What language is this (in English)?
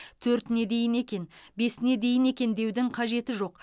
Kazakh